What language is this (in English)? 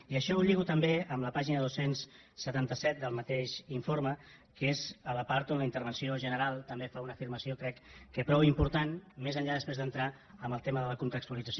Catalan